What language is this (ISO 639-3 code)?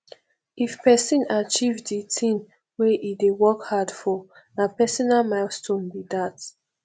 pcm